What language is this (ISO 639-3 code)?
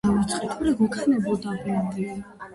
kat